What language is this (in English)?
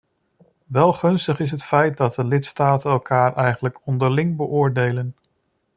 Dutch